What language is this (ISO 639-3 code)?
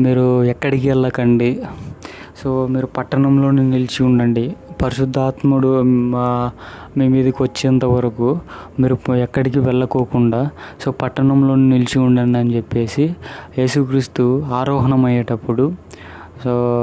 tel